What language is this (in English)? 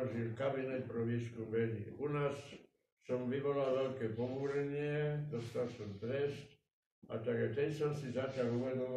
Czech